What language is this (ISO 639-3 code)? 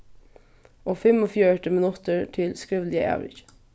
fao